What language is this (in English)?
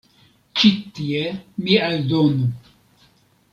Esperanto